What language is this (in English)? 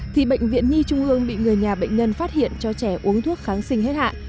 Vietnamese